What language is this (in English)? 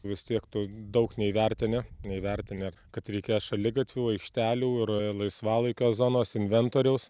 Lithuanian